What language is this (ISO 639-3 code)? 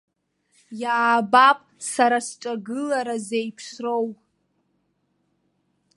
abk